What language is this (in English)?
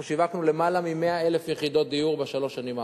Hebrew